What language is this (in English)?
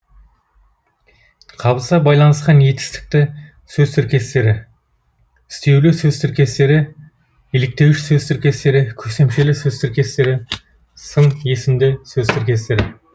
Kazakh